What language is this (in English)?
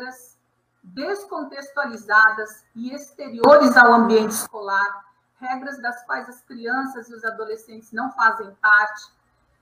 Portuguese